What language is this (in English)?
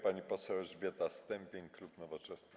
Polish